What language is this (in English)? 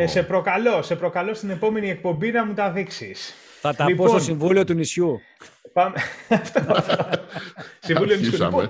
Greek